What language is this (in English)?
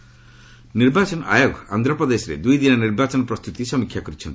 Odia